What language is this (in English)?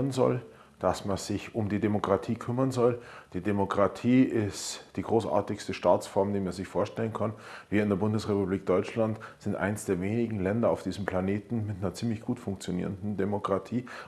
German